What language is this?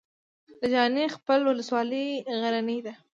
Pashto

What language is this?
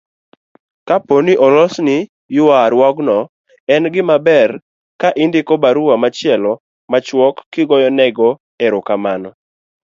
Luo (Kenya and Tanzania)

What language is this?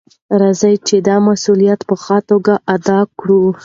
Pashto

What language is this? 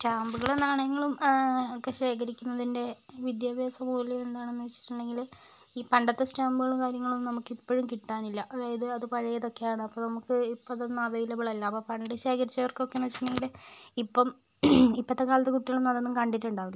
Malayalam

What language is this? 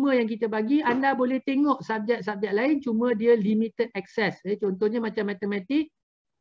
Malay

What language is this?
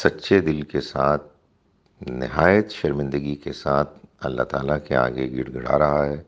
Urdu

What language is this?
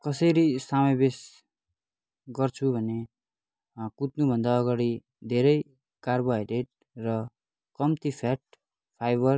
Nepali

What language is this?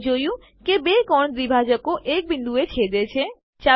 Gujarati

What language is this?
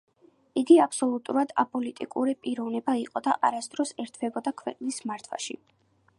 Georgian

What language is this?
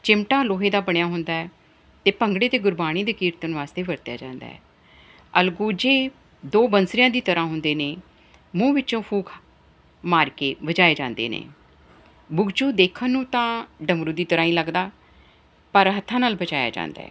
Punjabi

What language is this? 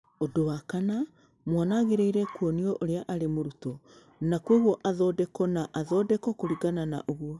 Kikuyu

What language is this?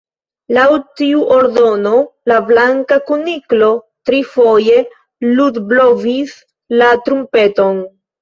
Esperanto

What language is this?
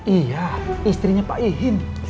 Indonesian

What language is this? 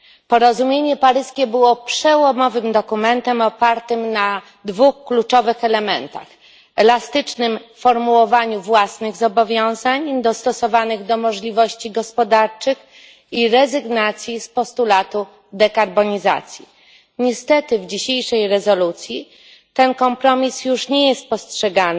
Polish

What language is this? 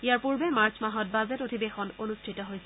Assamese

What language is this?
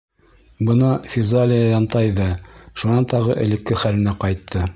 Bashkir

